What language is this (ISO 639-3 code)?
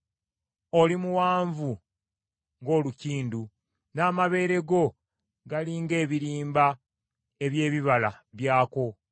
lug